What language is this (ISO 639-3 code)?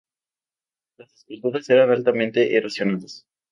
spa